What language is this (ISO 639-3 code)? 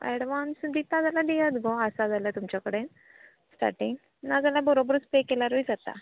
kok